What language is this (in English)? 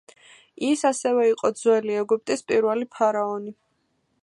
Georgian